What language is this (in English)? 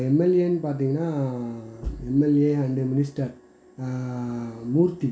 Tamil